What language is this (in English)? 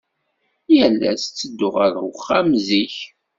Kabyle